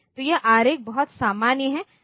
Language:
Hindi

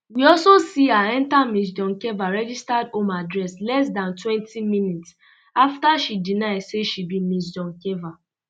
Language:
Nigerian Pidgin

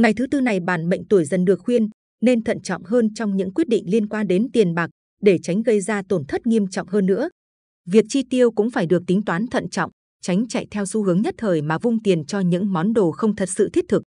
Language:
Vietnamese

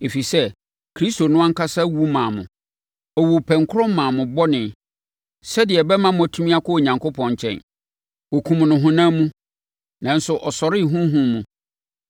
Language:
Akan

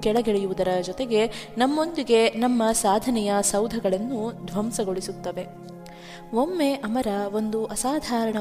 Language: Kannada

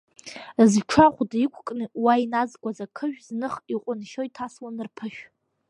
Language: Abkhazian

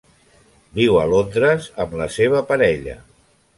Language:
Catalan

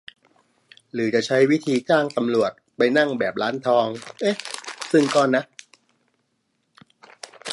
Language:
Thai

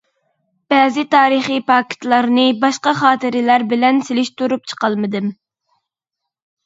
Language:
Uyghur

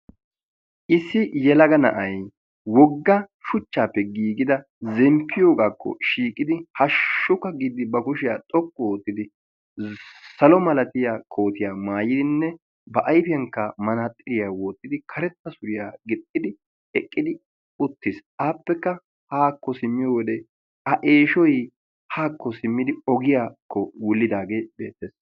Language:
Wolaytta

